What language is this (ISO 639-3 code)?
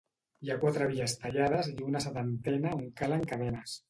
cat